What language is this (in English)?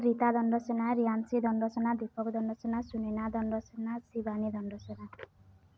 Odia